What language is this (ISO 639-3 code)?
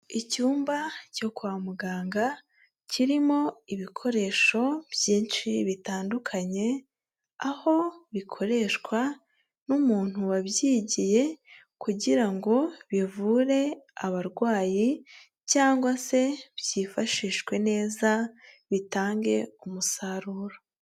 kin